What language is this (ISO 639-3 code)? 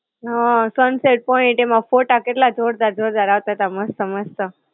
guj